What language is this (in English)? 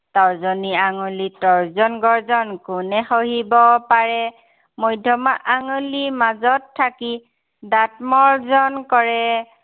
Assamese